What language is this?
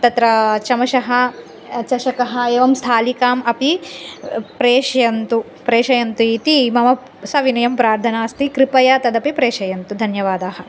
Sanskrit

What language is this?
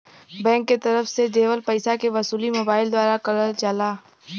Bhojpuri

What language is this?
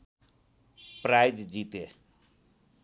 Nepali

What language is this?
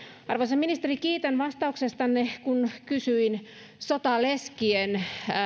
Finnish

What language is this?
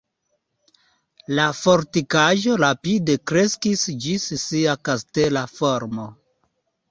Esperanto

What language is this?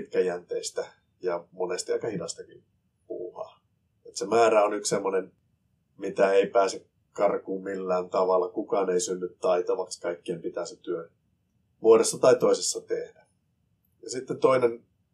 Finnish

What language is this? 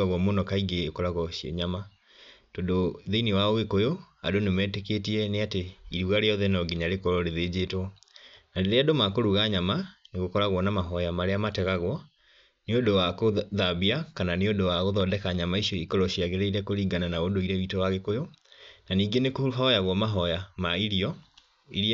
Kikuyu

